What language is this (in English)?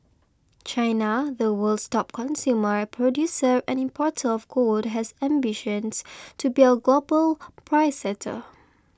English